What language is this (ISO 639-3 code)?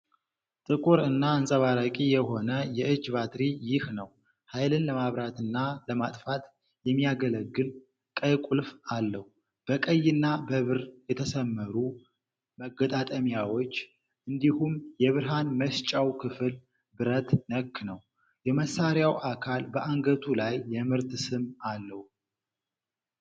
amh